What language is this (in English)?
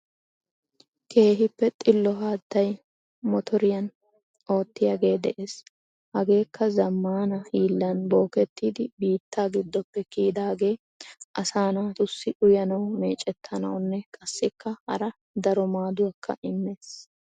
Wolaytta